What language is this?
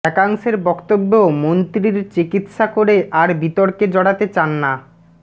Bangla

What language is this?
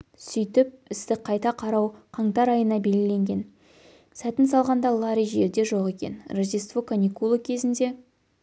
Kazakh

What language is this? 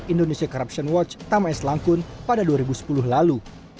Indonesian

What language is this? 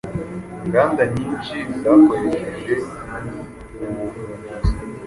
Kinyarwanda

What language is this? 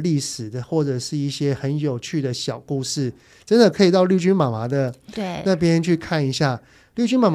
Chinese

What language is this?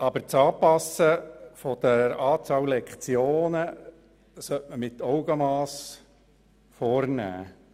Swiss German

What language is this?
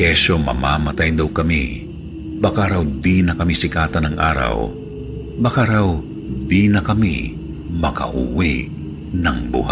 Filipino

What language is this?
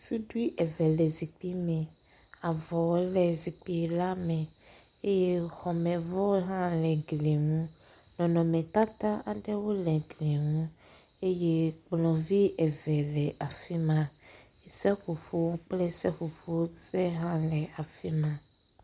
Ewe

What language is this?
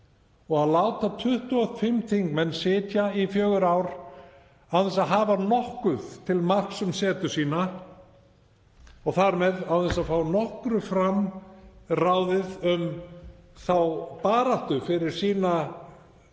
Icelandic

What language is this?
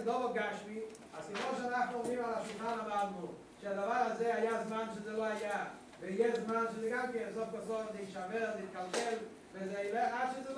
Hebrew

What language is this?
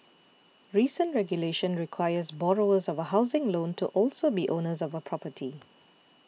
English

